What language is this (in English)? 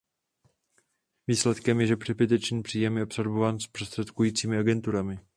Czech